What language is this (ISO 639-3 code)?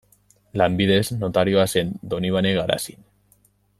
eus